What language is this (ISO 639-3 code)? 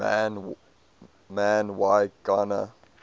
eng